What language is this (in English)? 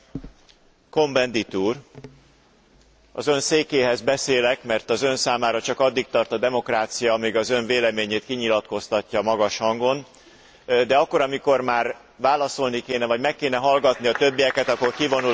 Hungarian